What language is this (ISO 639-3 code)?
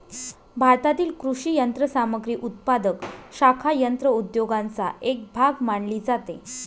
mar